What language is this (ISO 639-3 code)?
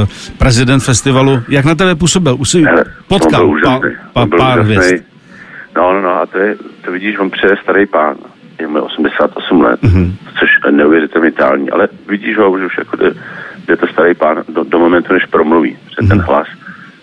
ces